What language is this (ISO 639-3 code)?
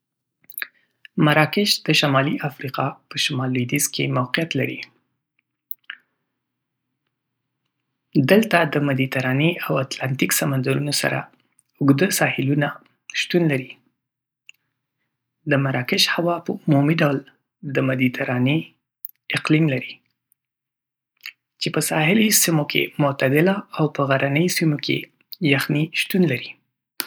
pus